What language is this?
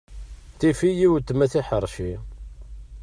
Kabyle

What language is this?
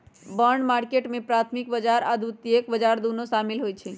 Magahi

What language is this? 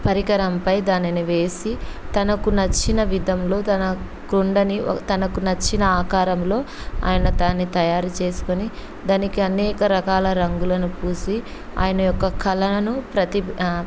Telugu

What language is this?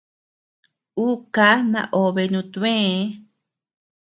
Tepeuxila Cuicatec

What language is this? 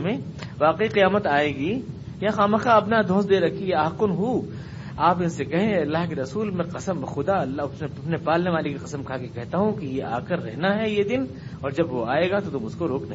Urdu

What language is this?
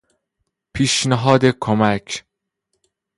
Persian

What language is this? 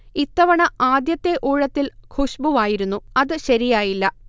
Malayalam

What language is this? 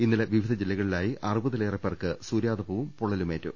Malayalam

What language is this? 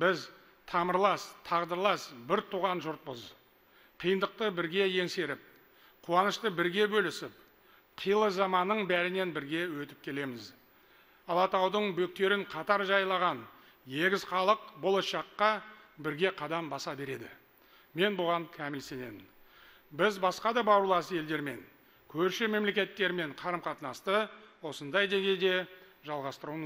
Turkish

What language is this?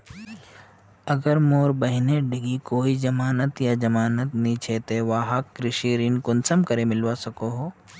Magahi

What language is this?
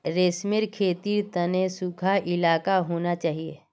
Magahi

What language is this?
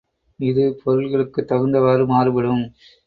Tamil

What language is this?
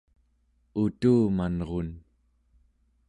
Central Yupik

